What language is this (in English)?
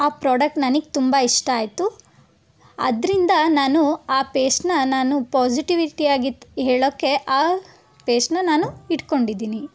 Kannada